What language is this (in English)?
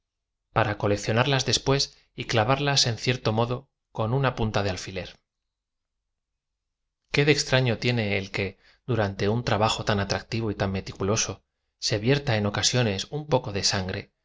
Spanish